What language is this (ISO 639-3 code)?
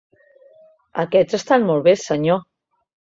cat